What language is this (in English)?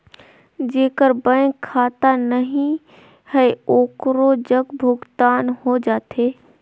Chhattisgarhi